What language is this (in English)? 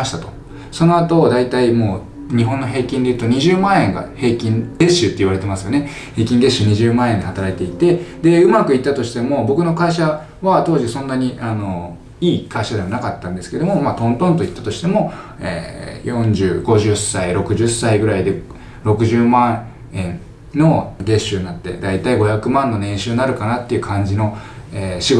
Japanese